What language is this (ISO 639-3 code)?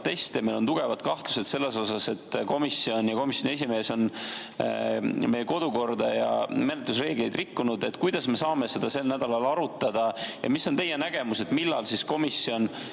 est